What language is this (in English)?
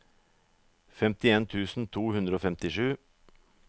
Norwegian